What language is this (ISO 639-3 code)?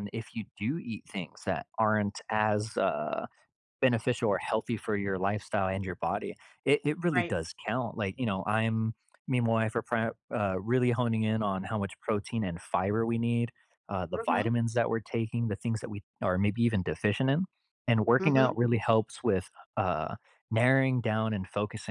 eng